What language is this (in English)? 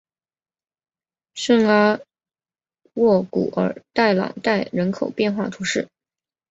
Chinese